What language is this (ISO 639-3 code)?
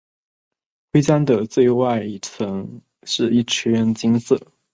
zho